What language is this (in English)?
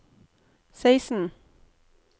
Norwegian